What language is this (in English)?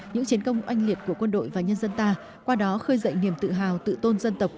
Vietnamese